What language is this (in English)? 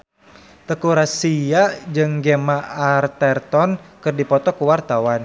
Sundanese